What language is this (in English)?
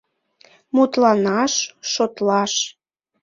Mari